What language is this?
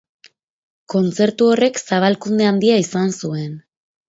Basque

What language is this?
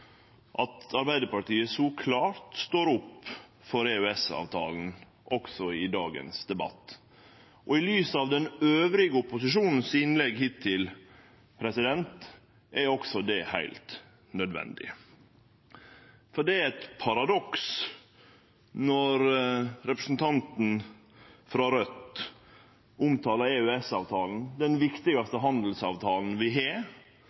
Norwegian Nynorsk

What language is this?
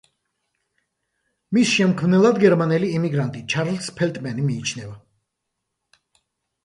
Georgian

